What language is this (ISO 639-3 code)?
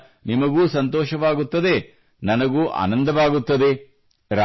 kan